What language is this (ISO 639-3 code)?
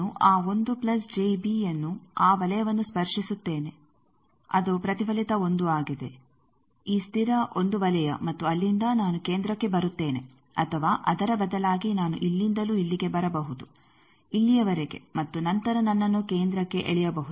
kan